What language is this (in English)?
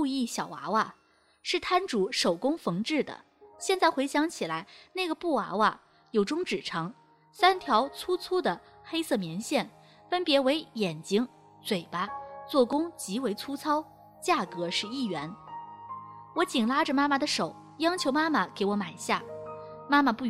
Chinese